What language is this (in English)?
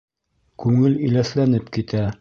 Bashkir